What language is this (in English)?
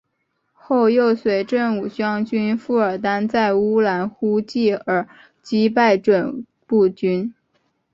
Chinese